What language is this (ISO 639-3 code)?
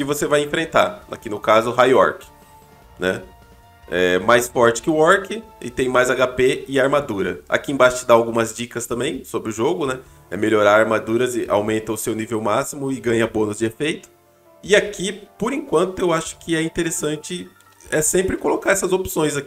por